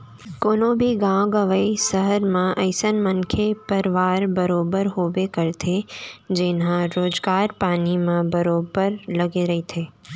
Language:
Chhattisgarhi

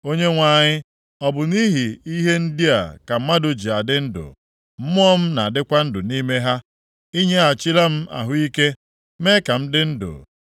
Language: Igbo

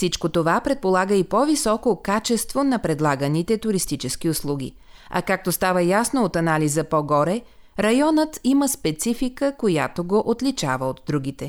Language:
Bulgarian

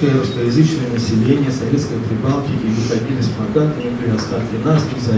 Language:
Russian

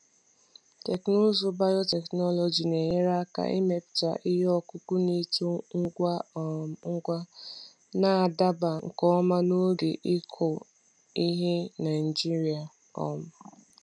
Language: Igbo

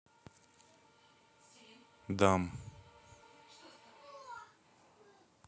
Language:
Russian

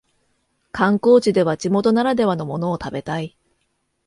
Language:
Japanese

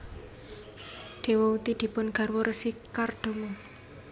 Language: Javanese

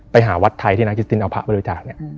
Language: Thai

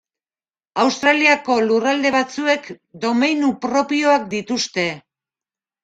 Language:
Basque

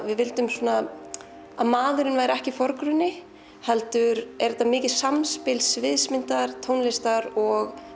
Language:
Icelandic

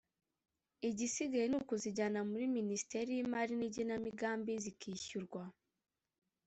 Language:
Kinyarwanda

